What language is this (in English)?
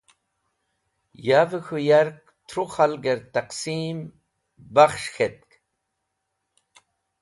Wakhi